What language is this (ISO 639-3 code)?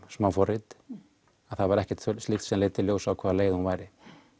isl